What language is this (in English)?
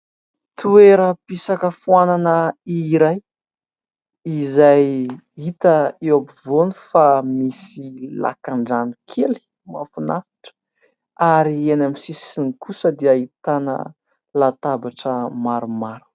Malagasy